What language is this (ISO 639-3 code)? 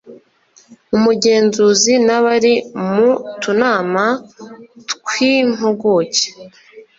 kin